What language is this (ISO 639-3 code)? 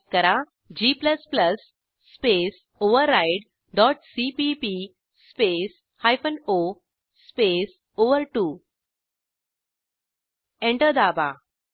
mar